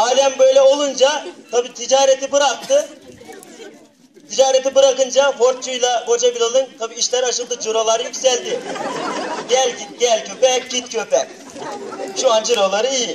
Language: Turkish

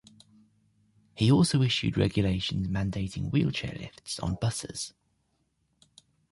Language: English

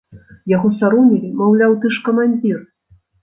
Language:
Belarusian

